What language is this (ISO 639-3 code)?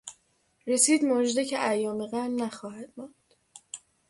fas